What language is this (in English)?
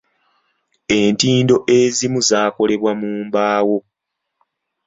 Ganda